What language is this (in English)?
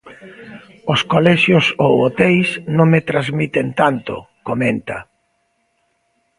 Galician